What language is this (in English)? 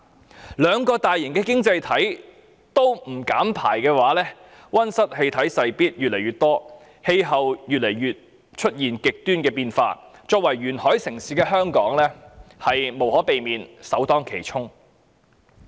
Cantonese